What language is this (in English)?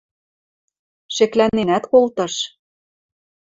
Western Mari